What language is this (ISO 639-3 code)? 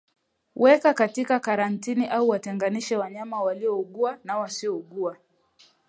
swa